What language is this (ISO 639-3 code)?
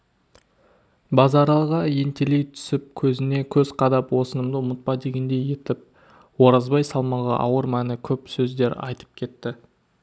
kaz